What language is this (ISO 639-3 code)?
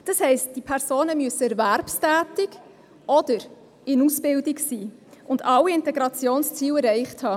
gsw